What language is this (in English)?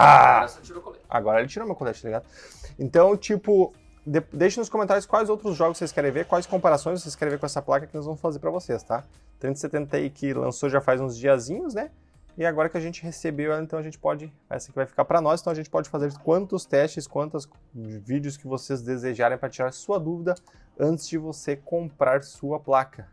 Portuguese